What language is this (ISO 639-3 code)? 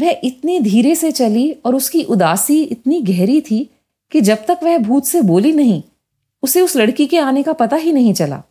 hin